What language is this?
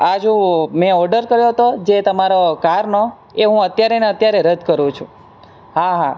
Gujarati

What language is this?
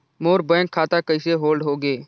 Chhattisgarhi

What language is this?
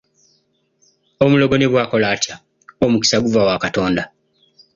Ganda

